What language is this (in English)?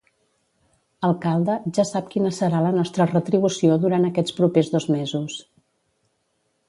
Catalan